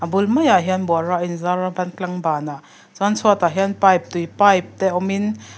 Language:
Mizo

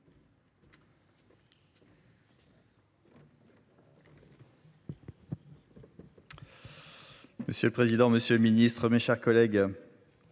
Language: French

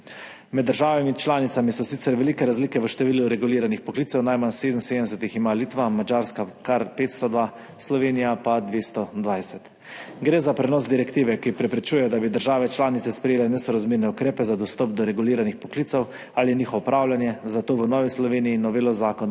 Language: Slovenian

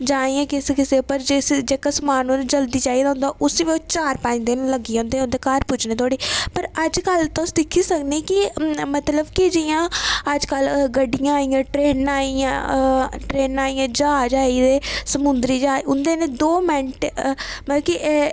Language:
Dogri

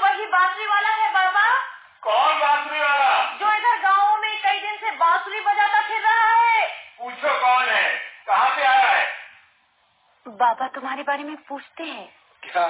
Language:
Hindi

